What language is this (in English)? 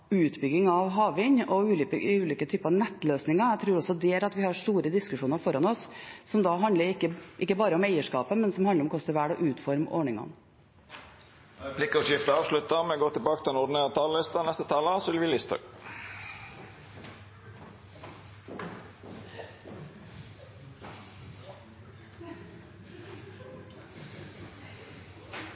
Norwegian